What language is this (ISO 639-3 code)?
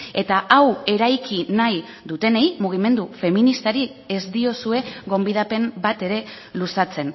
eus